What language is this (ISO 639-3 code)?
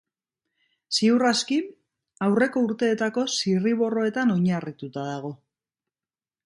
eus